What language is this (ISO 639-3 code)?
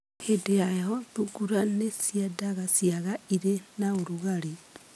kik